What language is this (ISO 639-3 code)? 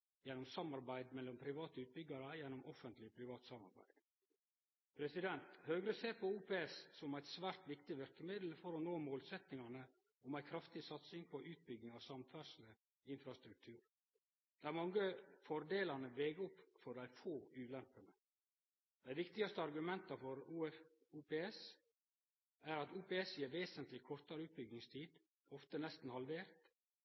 nno